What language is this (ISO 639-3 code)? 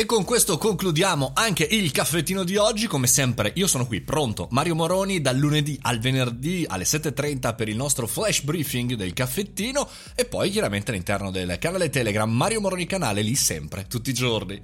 ita